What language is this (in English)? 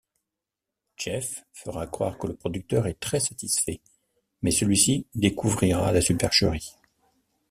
French